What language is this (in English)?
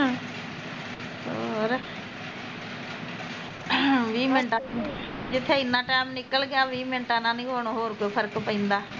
Punjabi